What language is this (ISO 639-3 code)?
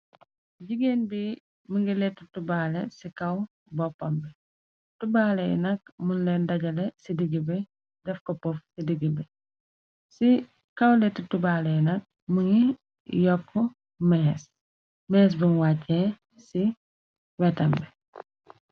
wol